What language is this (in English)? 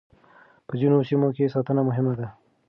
Pashto